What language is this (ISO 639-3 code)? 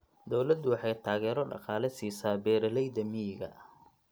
som